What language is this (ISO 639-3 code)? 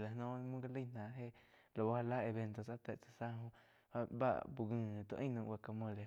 chq